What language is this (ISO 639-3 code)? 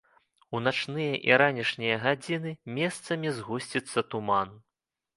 bel